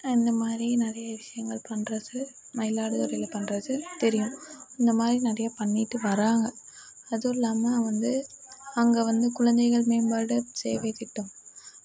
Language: Tamil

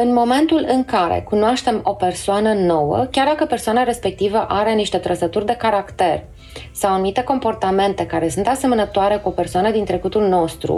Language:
Romanian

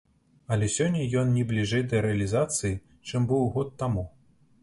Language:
Belarusian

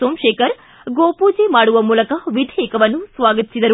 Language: Kannada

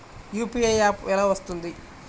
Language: Telugu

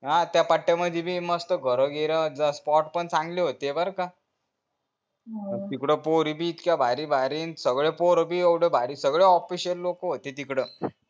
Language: Marathi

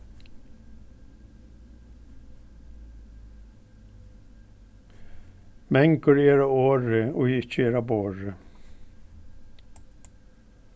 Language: Faroese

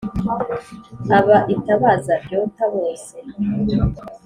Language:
Kinyarwanda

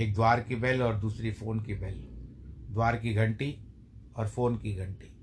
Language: Hindi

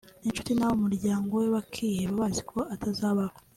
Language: Kinyarwanda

